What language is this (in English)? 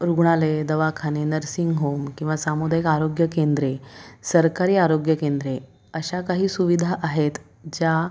Marathi